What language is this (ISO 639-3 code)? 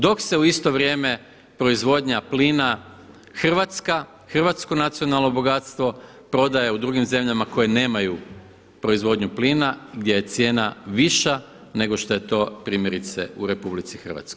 hrv